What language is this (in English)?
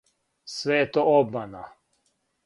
Serbian